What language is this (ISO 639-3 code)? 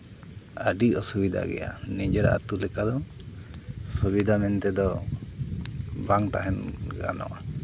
sat